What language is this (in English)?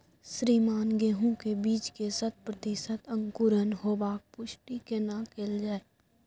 Maithili